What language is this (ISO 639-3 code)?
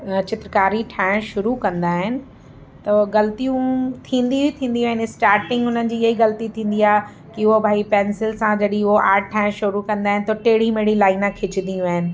snd